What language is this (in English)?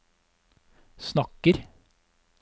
Norwegian